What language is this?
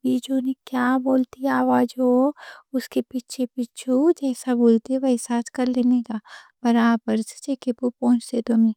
Deccan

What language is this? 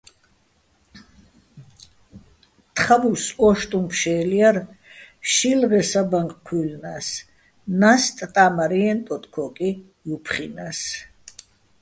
Bats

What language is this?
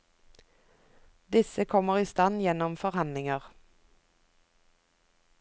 Norwegian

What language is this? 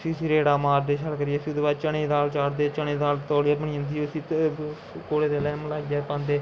Dogri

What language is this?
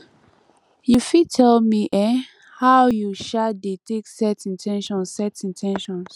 Nigerian Pidgin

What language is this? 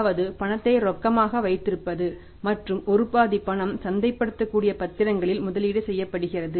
Tamil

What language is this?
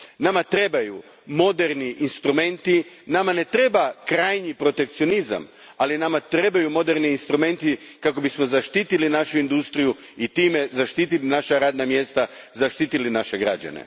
Croatian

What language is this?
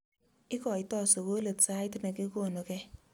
Kalenjin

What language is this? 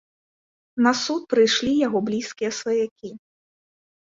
Belarusian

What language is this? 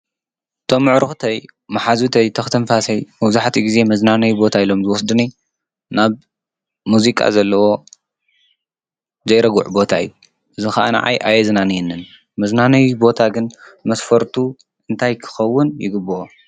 Tigrinya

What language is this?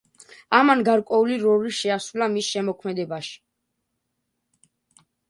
Georgian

